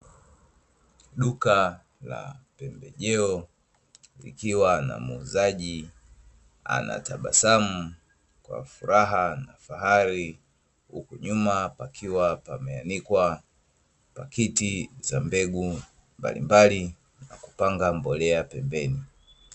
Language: Swahili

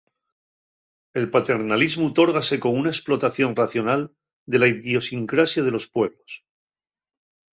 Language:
Asturian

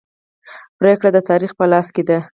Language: Pashto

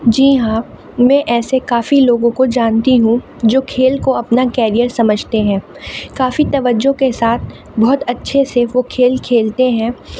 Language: Urdu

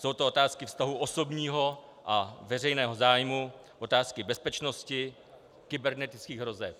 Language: Czech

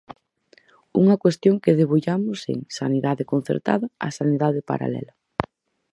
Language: Galician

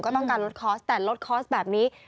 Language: Thai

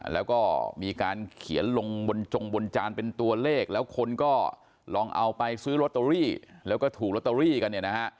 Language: Thai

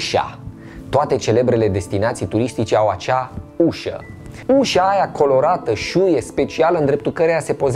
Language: Romanian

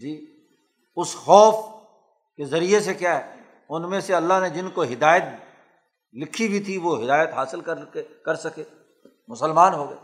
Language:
Urdu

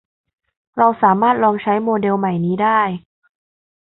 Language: Thai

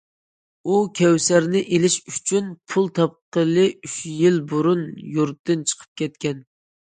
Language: Uyghur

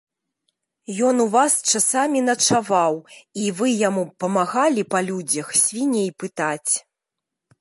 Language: Belarusian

